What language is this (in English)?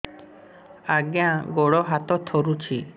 Odia